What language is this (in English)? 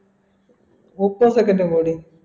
Malayalam